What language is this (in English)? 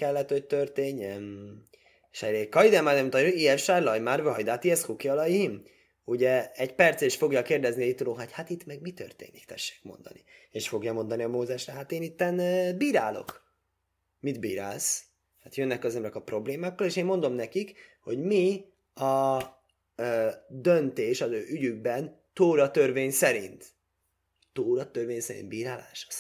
Hungarian